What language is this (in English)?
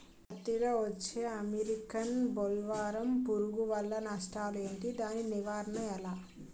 Telugu